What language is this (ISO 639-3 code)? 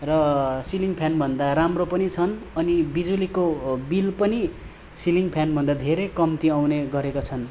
nep